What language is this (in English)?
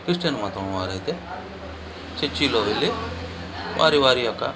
Telugu